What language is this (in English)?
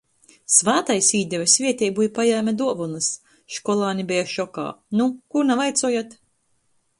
Latgalian